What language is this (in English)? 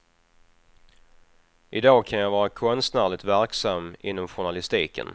Swedish